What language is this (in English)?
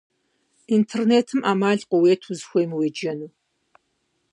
Kabardian